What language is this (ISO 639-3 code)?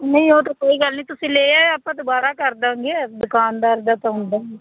pan